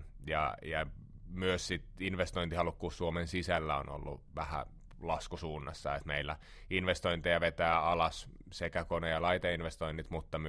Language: Finnish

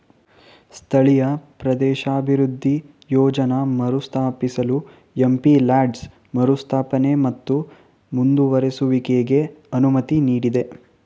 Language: Kannada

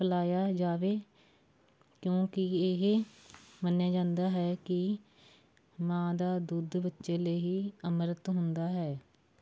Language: Punjabi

